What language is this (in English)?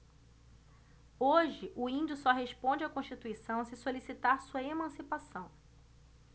Portuguese